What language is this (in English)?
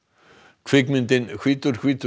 Icelandic